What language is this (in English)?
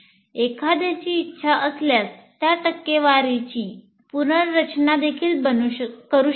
Marathi